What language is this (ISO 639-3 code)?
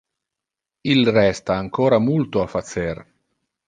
ina